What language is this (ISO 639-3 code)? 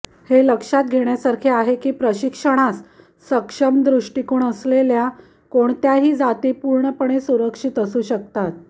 mar